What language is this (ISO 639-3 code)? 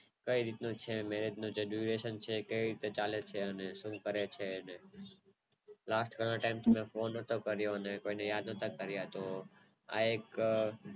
guj